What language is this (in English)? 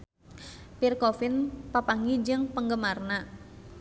Sundanese